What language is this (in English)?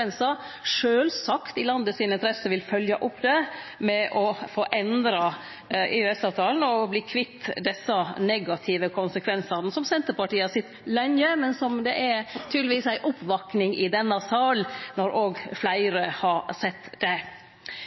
Norwegian Nynorsk